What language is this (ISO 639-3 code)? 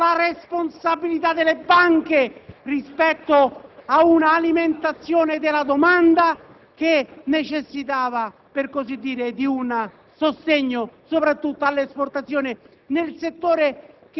ita